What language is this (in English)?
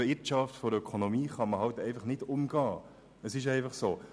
Swiss German